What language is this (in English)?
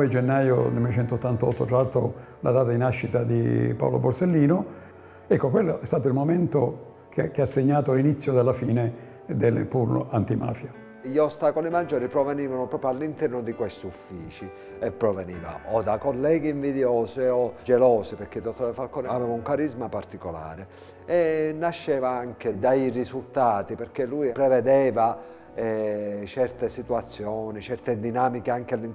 Italian